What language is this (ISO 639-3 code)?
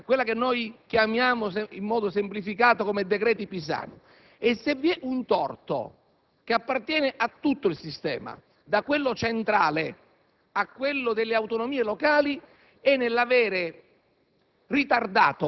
ita